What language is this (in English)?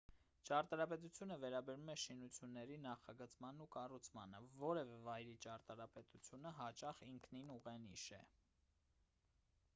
Armenian